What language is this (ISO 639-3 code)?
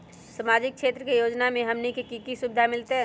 mag